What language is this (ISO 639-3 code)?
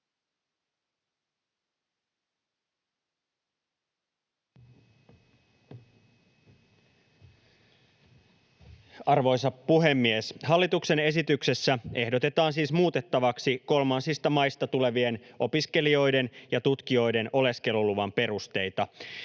fin